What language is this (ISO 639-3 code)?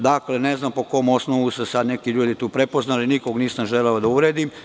srp